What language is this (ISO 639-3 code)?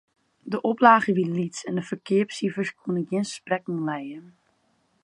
fry